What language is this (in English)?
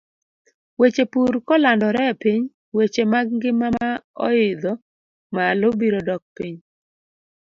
Luo (Kenya and Tanzania)